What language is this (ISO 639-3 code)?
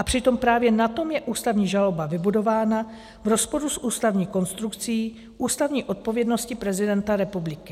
ces